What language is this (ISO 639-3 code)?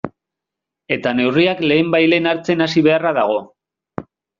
eus